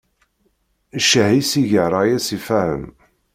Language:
Kabyle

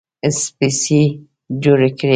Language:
Pashto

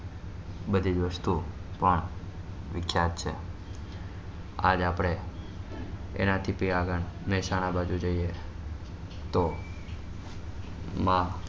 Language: Gujarati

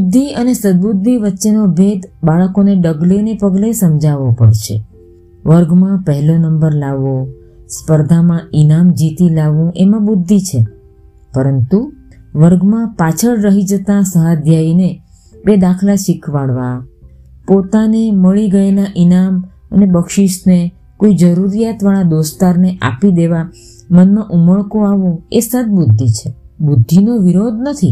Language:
Gujarati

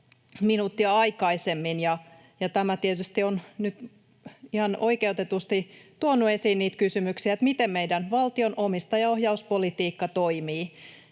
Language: Finnish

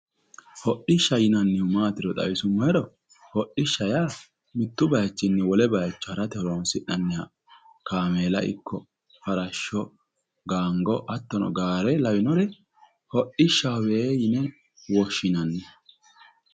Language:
Sidamo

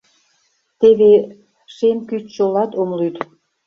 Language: Mari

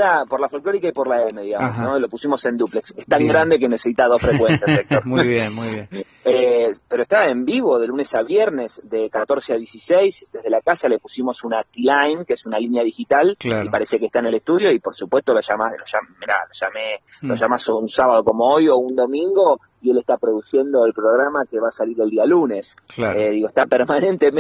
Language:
Spanish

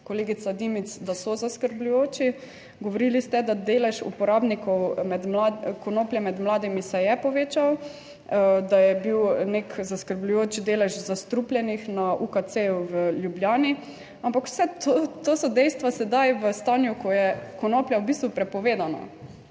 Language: Slovenian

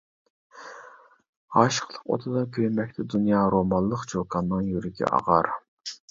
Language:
Uyghur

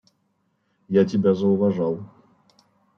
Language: Russian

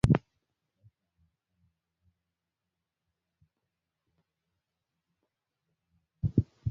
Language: Swahili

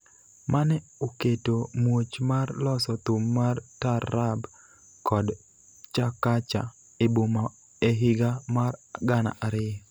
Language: Luo (Kenya and Tanzania)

